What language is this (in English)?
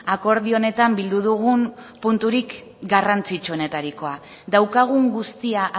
Basque